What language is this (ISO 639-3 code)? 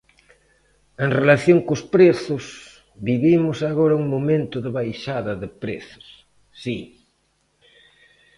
glg